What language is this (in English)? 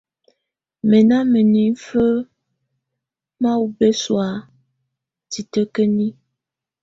Tunen